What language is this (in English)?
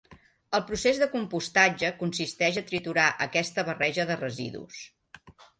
Catalan